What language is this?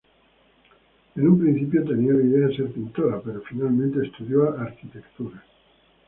Spanish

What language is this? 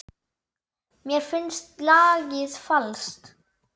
Icelandic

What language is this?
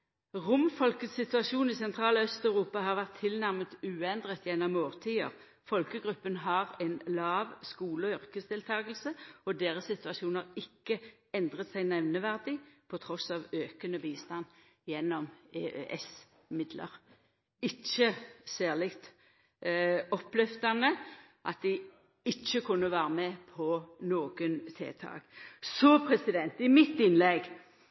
Norwegian Nynorsk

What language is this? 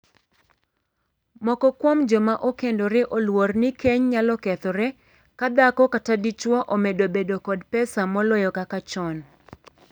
Luo (Kenya and Tanzania)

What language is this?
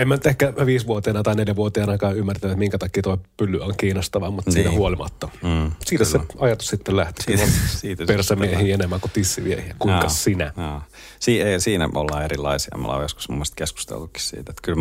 Finnish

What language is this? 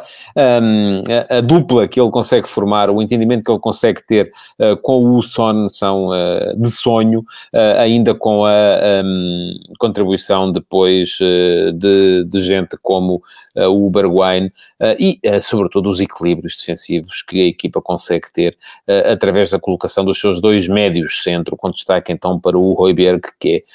Portuguese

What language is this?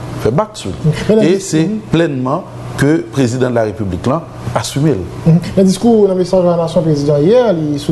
French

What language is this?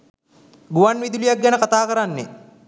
Sinhala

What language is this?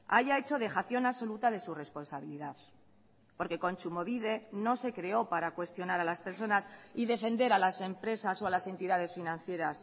Spanish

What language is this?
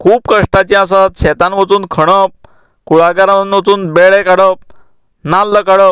Konkani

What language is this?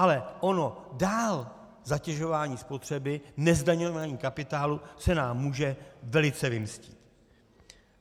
Czech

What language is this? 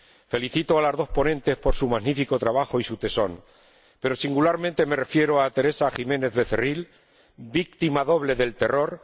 Spanish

